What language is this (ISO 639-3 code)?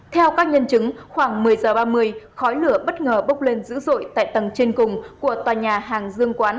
vie